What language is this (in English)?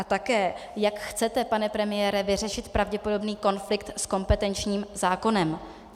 Czech